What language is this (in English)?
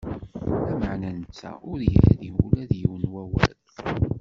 Kabyle